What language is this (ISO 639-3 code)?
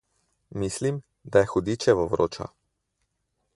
slv